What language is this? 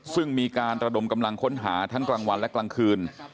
Thai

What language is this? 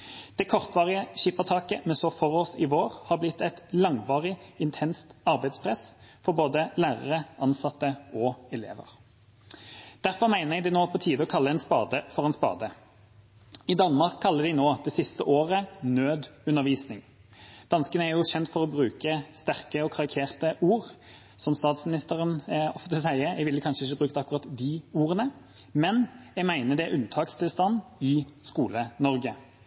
Norwegian Bokmål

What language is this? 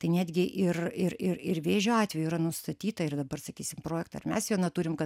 Lithuanian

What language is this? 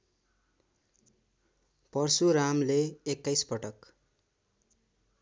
Nepali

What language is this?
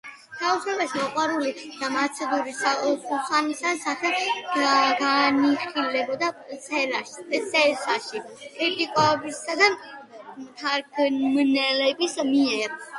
Georgian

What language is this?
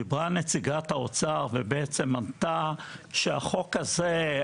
Hebrew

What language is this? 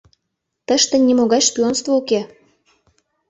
Mari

